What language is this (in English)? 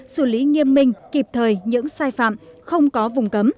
Vietnamese